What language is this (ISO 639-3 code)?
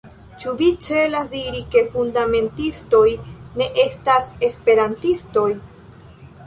epo